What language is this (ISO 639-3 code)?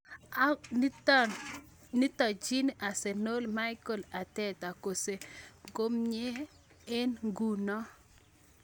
kln